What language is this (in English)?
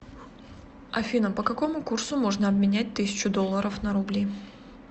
Russian